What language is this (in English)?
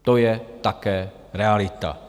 Czech